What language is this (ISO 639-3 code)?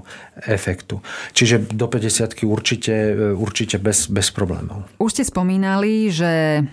slk